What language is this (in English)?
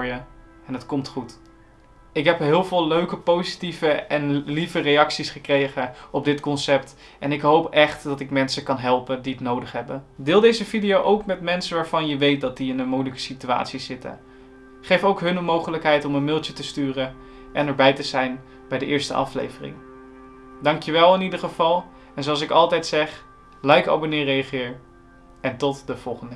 Dutch